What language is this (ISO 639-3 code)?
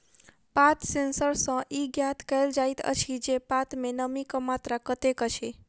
mai